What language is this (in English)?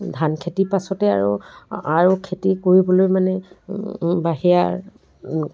Assamese